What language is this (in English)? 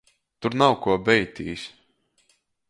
Latgalian